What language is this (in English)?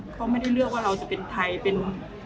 Thai